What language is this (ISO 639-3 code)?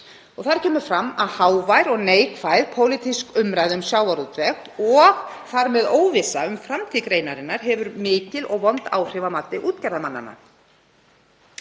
isl